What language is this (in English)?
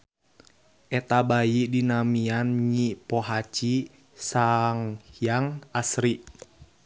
Sundanese